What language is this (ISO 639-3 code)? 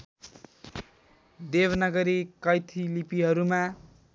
nep